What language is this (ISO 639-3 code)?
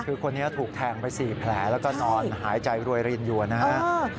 tha